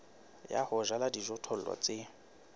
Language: Southern Sotho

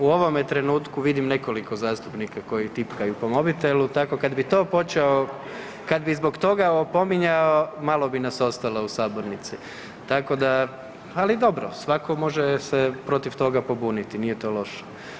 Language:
Croatian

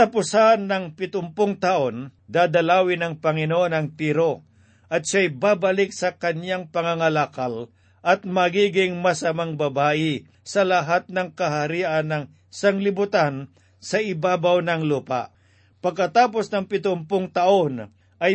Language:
Filipino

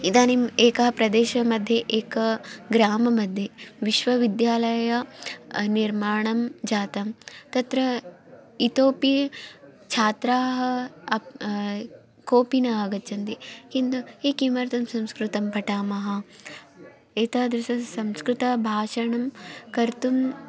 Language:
Sanskrit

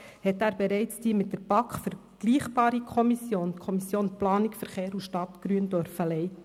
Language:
Swiss German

